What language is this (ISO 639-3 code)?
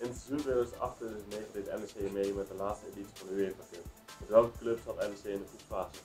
nld